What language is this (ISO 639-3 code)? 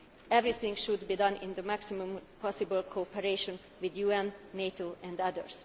eng